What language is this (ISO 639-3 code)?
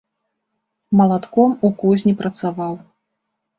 bel